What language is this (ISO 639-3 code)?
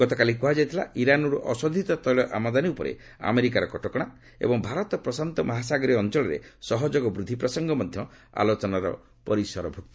ori